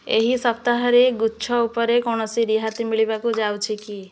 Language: Odia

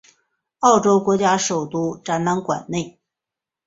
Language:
Chinese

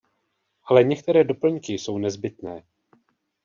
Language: Czech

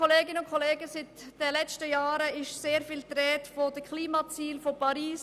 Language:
Swiss German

